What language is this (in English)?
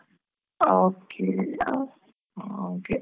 Kannada